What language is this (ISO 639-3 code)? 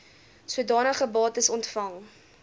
afr